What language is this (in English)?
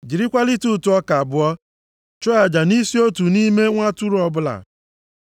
Igbo